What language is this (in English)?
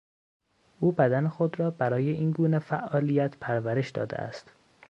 Persian